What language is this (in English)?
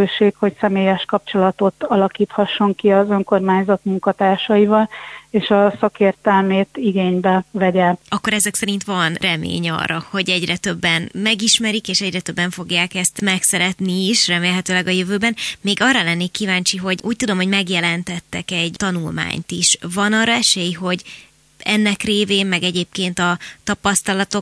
Hungarian